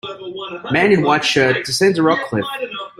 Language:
English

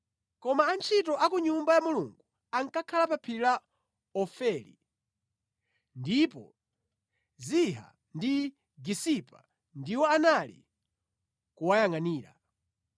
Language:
Nyanja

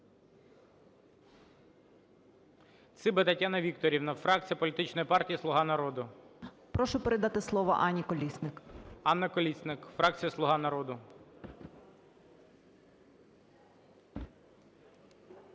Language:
Ukrainian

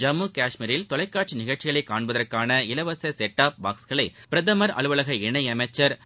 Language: Tamil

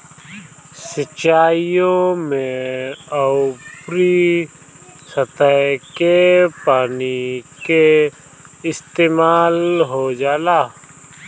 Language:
Bhojpuri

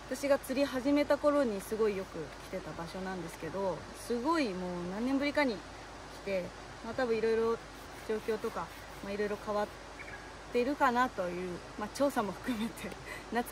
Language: Japanese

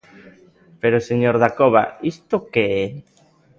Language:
Galician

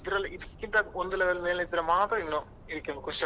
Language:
Kannada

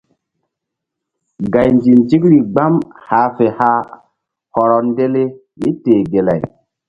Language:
Mbum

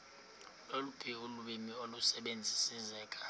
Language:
Xhosa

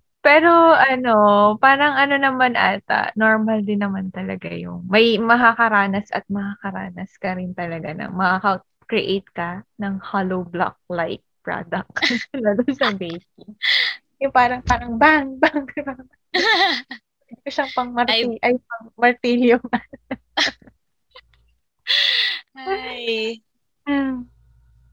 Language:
Filipino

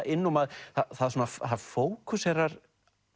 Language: Icelandic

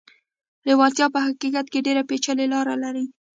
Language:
Pashto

